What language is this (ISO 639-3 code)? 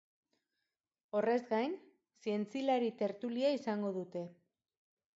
eus